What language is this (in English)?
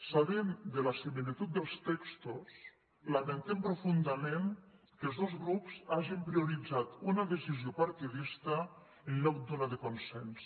Catalan